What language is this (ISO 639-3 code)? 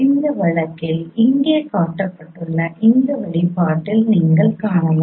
tam